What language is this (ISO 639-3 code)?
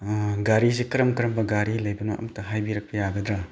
mni